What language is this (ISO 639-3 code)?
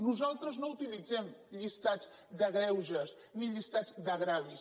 cat